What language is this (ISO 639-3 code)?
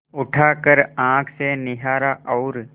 hin